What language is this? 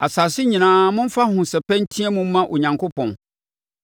Akan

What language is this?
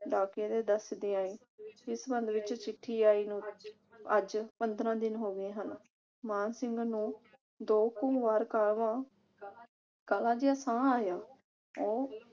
Punjabi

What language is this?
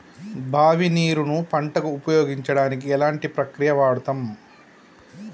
Telugu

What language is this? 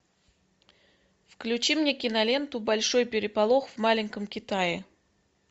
Russian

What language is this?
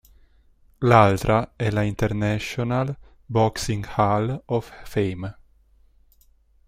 Italian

